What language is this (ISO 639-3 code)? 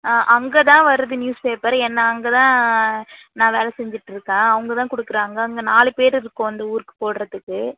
tam